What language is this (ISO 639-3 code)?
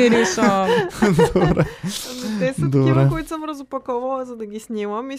bul